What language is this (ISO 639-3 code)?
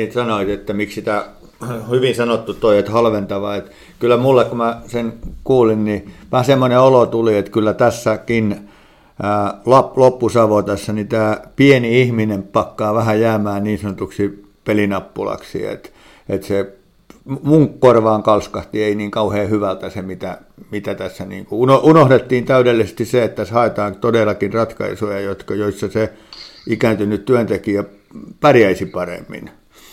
fin